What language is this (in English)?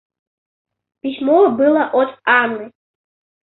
Russian